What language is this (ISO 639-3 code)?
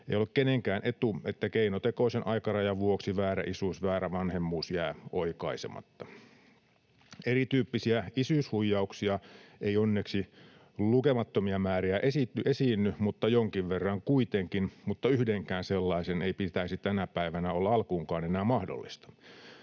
fin